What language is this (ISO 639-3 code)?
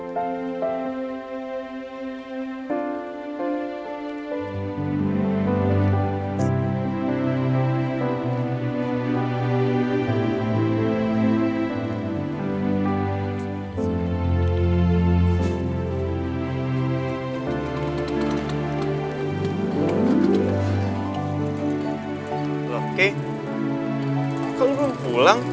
ind